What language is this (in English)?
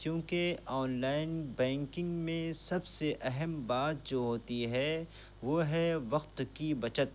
Urdu